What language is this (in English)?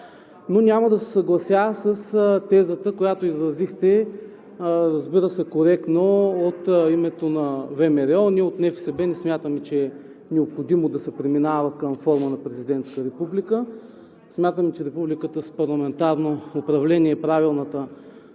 Bulgarian